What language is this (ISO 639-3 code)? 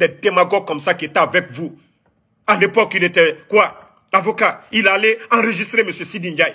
fra